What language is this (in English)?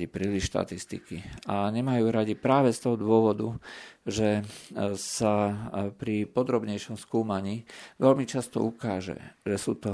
Slovak